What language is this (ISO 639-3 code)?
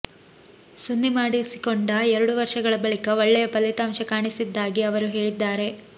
kan